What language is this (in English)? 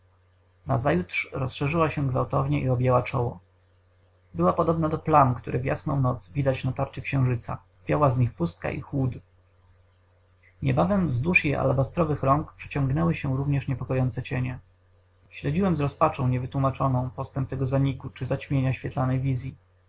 Polish